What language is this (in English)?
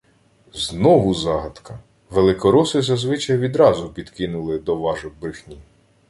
Ukrainian